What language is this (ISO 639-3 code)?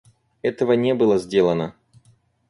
rus